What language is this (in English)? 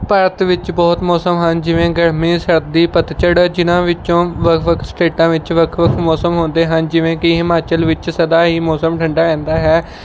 Punjabi